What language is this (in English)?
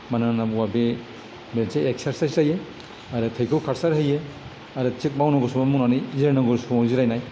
Bodo